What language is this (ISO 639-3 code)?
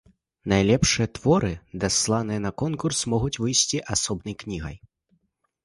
bel